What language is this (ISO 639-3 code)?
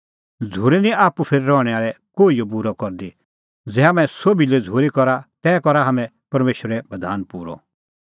kfx